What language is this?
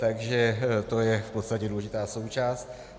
Czech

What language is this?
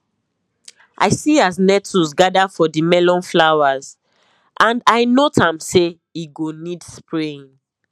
Nigerian Pidgin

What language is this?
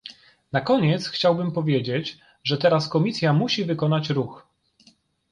Polish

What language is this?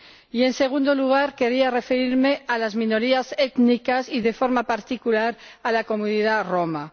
Spanish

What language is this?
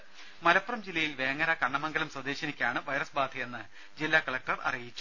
Malayalam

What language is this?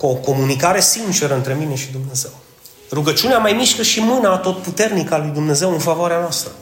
Romanian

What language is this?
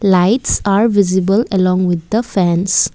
English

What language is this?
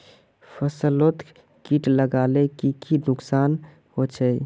Magahi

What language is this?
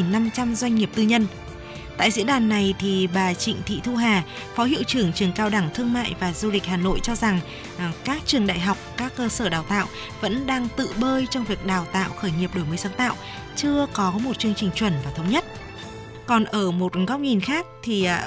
Vietnamese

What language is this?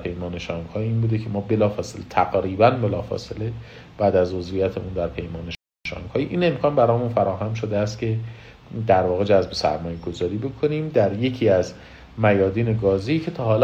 Persian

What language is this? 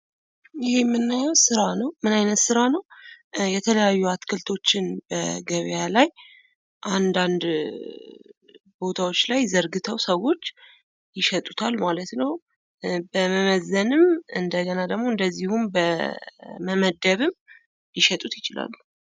Amharic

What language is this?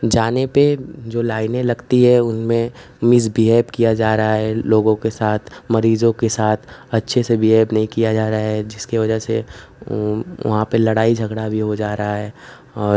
Hindi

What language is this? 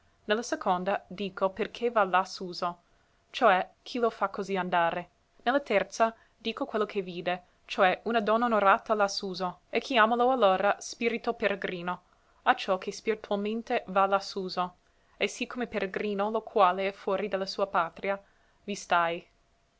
Italian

